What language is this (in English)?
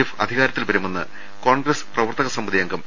Malayalam